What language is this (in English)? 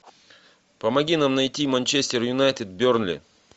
Russian